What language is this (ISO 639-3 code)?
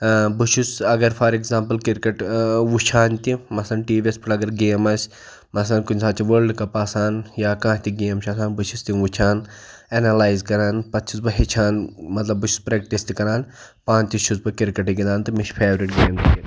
kas